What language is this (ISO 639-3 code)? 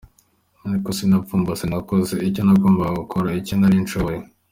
kin